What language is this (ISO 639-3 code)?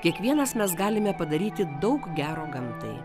lit